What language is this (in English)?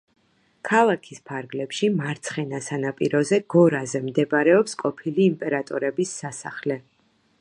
Georgian